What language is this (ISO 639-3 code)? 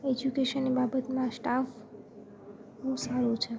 guj